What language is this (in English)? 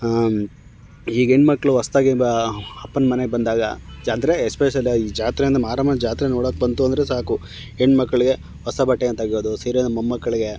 Kannada